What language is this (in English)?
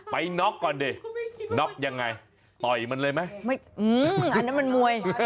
Thai